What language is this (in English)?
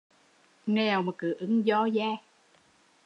Vietnamese